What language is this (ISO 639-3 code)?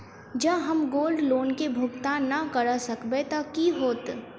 mai